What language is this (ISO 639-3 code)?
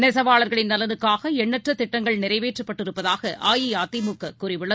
tam